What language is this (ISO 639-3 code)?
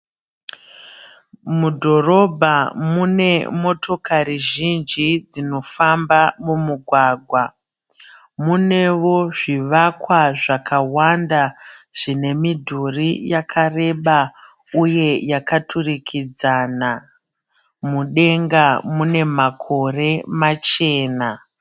sna